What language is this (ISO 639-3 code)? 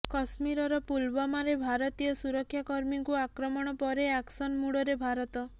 ori